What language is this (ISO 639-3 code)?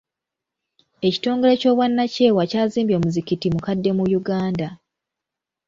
lug